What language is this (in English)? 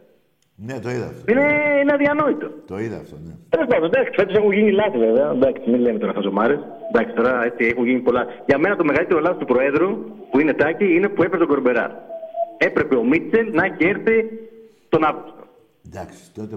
Greek